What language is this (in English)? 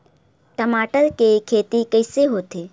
Chhattisgarhi